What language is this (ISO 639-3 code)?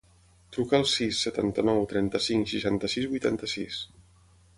cat